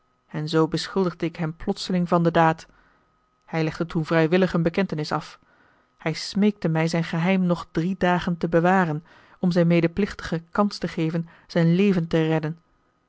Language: Dutch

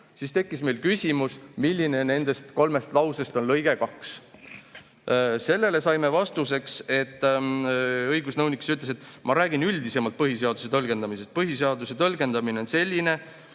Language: Estonian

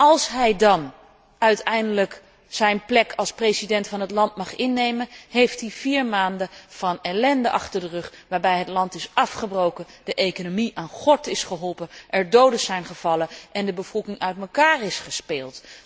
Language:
Dutch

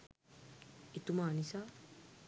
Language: Sinhala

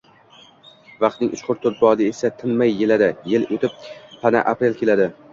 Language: Uzbek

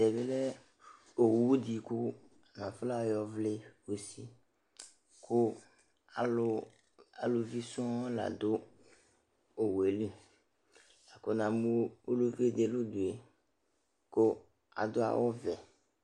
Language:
Ikposo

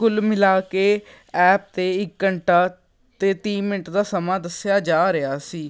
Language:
Punjabi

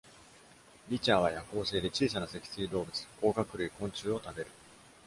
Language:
Japanese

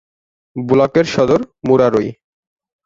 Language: Bangla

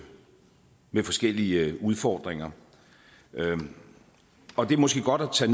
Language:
Danish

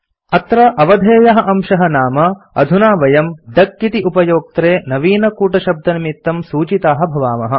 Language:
Sanskrit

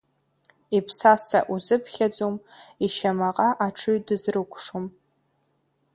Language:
Abkhazian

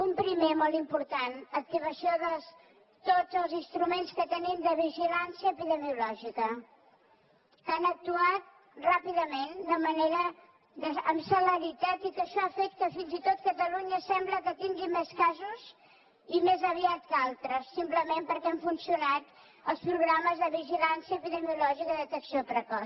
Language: Catalan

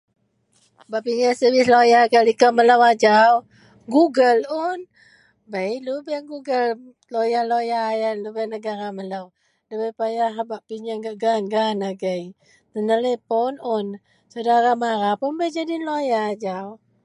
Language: Central Melanau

